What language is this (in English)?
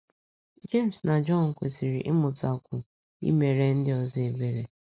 Igbo